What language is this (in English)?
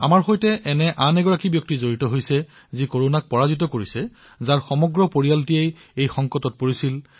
Assamese